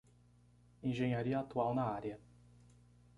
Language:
Portuguese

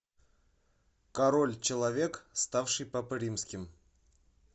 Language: Russian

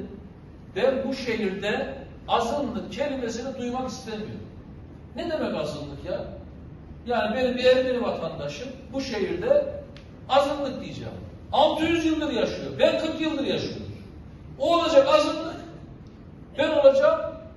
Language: Turkish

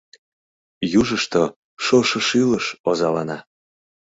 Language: Mari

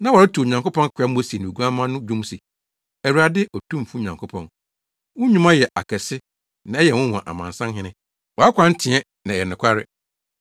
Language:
Akan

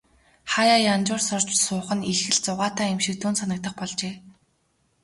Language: Mongolian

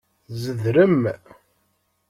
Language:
Kabyle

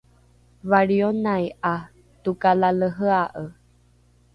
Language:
Rukai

